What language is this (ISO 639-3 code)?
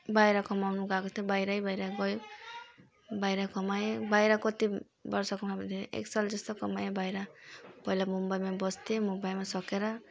nep